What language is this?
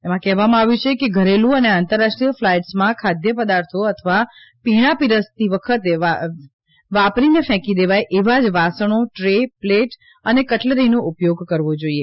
Gujarati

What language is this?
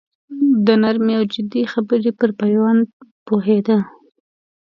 Pashto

